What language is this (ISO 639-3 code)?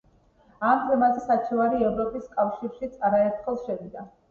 kat